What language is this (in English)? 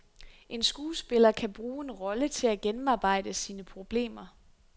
Danish